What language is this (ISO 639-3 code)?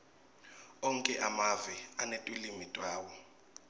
ssw